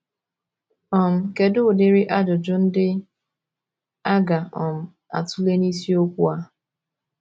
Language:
Igbo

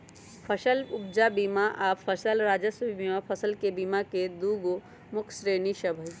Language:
Magahi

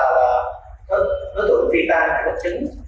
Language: Vietnamese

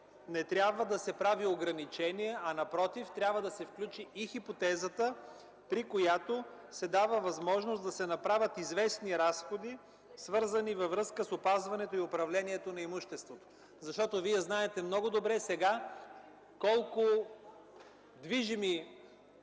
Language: Bulgarian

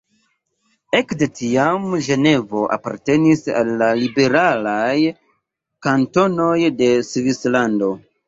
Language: Esperanto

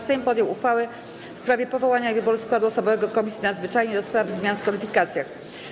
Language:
Polish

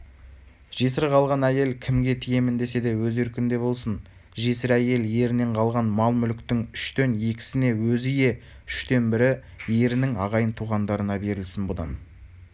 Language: Kazakh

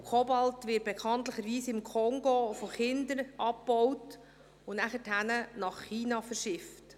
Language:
Swiss German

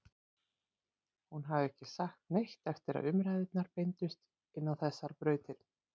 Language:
Icelandic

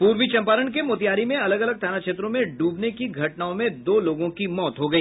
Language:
Hindi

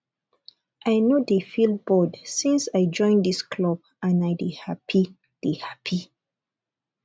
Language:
Nigerian Pidgin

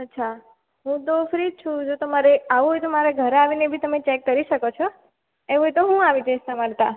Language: Gujarati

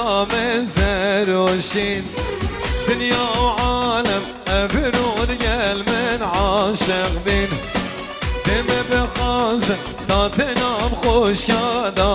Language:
Arabic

